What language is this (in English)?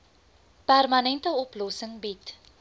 Afrikaans